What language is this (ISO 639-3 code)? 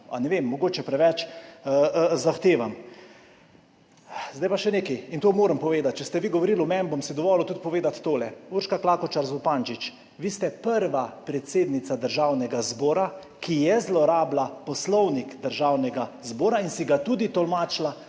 slv